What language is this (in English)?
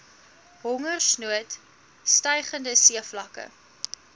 Afrikaans